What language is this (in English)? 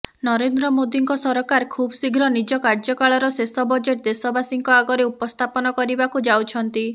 Odia